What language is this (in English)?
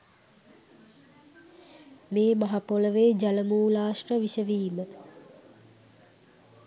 Sinhala